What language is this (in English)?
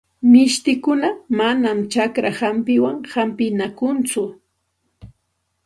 Santa Ana de Tusi Pasco Quechua